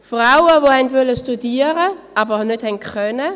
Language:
Swiss German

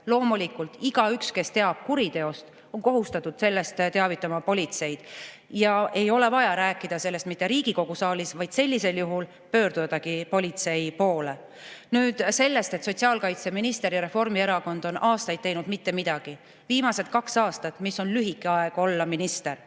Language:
Estonian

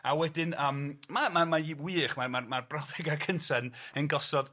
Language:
Welsh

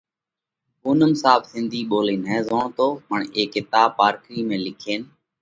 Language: Parkari Koli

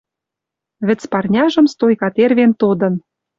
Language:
Western Mari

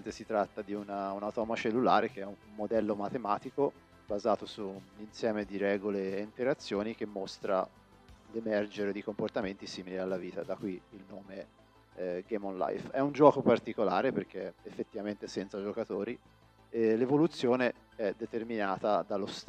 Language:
Italian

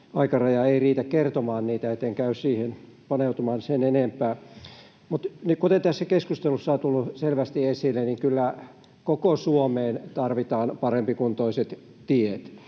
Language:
Finnish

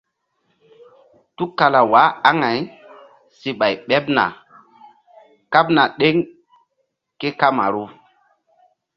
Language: Mbum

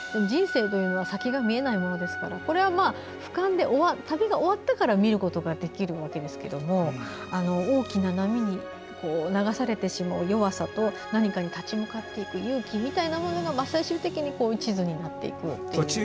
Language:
Japanese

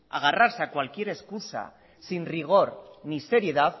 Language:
Spanish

